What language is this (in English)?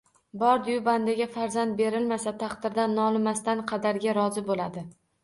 Uzbek